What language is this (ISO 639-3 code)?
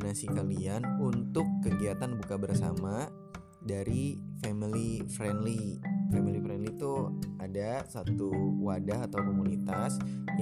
ind